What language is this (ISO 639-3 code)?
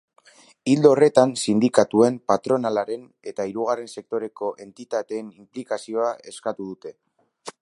eus